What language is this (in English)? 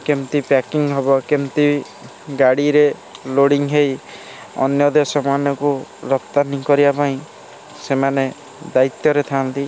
Odia